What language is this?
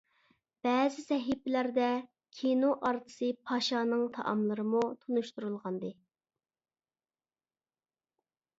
Uyghur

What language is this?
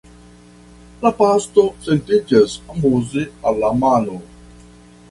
Esperanto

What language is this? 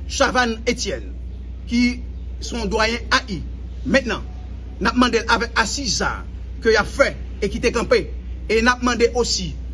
French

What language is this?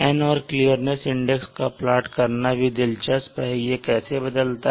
Hindi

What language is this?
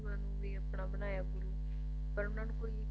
Punjabi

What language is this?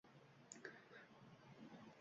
Uzbek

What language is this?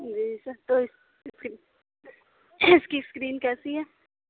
Urdu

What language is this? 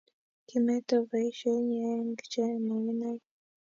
Kalenjin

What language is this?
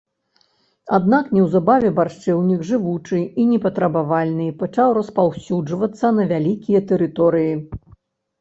Belarusian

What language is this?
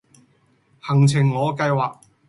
Cantonese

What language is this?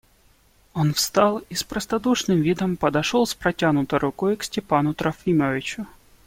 Russian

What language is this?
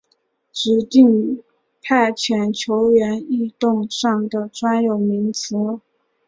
Chinese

